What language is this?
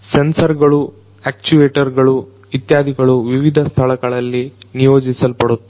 Kannada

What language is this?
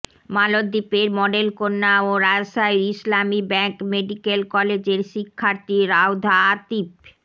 Bangla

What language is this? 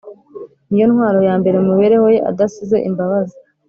Kinyarwanda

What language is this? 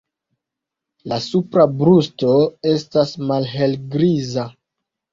Esperanto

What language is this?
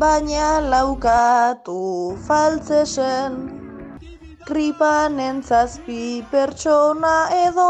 Romanian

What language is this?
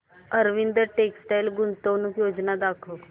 Marathi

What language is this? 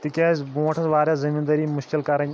Kashmiri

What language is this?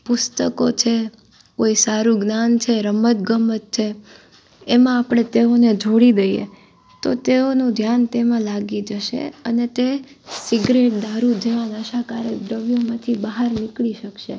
Gujarati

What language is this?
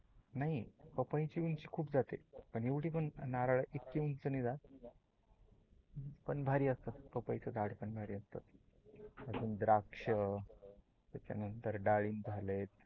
Marathi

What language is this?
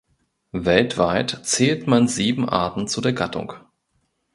German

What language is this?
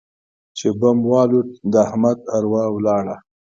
Pashto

